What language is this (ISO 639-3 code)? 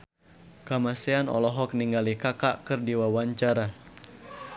sun